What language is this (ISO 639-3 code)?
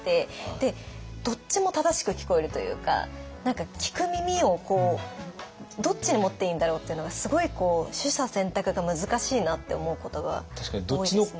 jpn